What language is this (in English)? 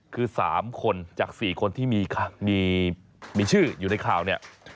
Thai